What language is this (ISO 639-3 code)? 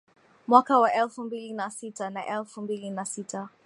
swa